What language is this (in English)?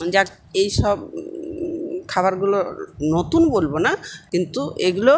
Bangla